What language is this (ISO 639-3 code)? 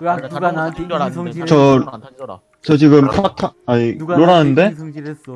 kor